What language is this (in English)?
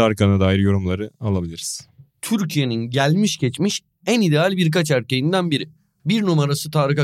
Turkish